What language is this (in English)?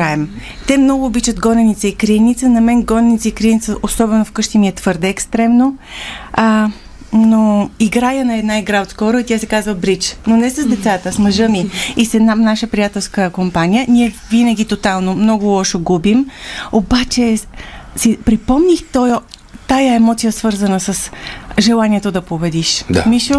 Bulgarian